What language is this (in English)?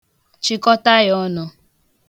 Igbo